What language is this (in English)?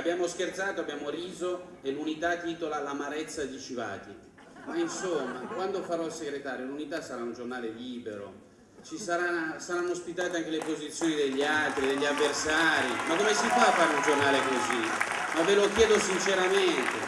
Italian